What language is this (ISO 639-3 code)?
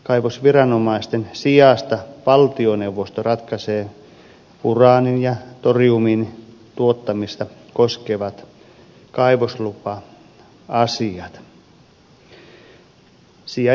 fin